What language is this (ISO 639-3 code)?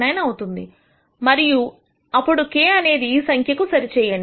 tel